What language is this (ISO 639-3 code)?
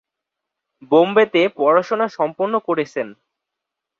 ben